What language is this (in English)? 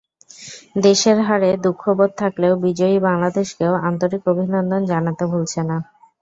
Bangla